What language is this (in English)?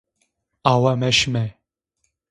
Zaza